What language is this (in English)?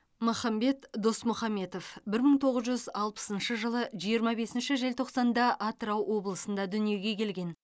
Kazakh